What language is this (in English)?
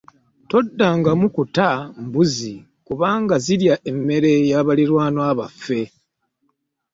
Ganda